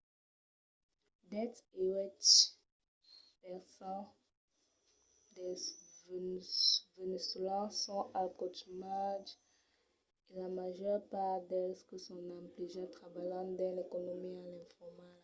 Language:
Occitan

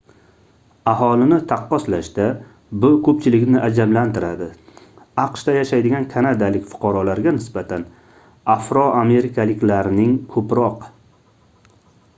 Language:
Uzbek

